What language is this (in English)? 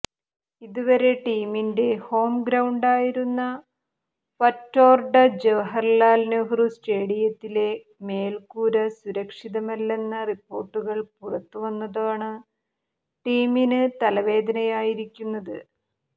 Malayalam